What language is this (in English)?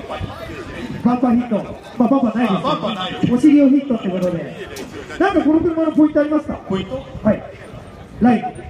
Japanese